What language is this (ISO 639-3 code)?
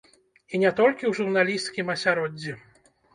bel